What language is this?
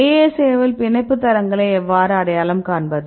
Tamil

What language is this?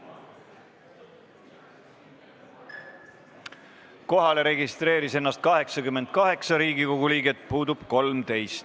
Estonian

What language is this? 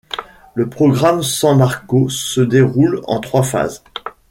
French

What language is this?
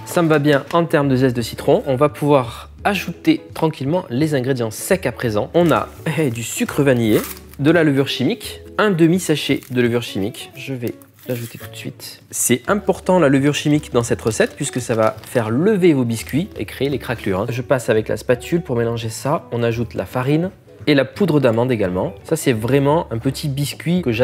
French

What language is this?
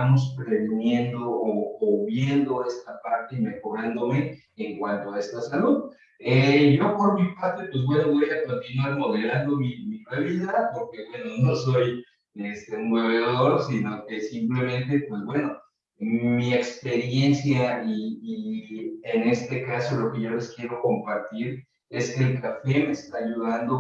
Spanish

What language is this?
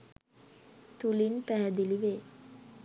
Sinhala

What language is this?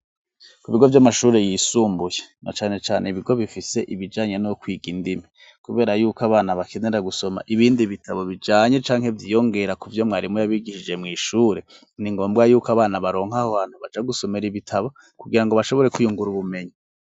Rundi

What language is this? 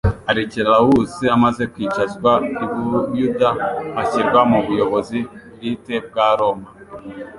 Kinyarwanda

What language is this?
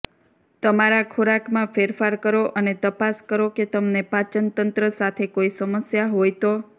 Gujarati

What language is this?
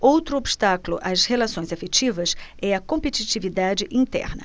Portuguese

